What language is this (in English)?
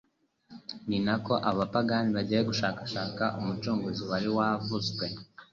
Kinyarwanda